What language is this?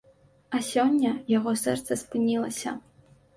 Belarusian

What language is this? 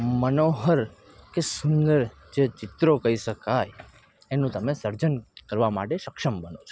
Gujarati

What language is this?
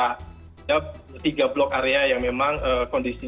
Indonesian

